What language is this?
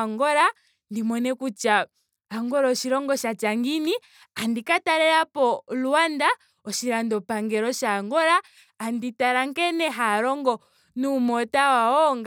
Ndonga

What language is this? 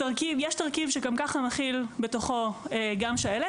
Hebrew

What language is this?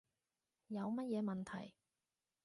Cantonese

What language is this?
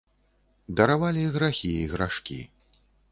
Belarusian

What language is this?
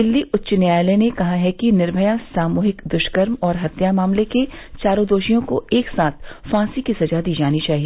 Hindi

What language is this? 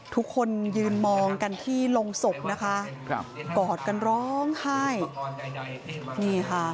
Thai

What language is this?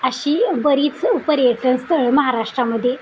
Marathi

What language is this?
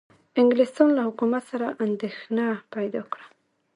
Pashto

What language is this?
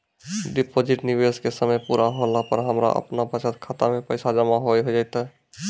Maithili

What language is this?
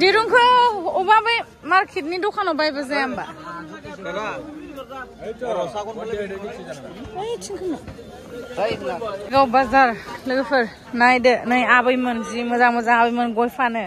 Bangla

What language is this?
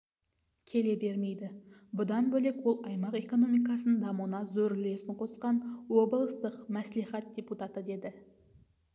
Kazakh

